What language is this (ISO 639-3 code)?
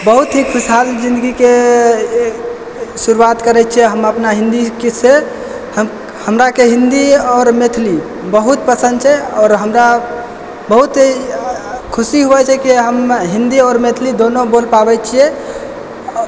mai